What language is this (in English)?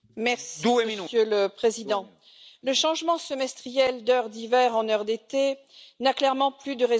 French